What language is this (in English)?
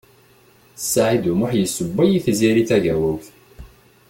Kabyle